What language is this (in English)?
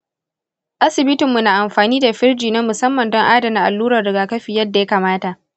Hausa